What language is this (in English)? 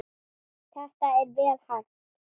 Icelandic